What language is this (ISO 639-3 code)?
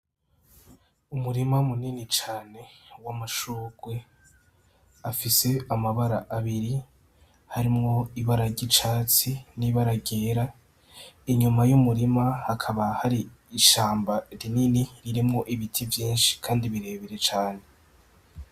run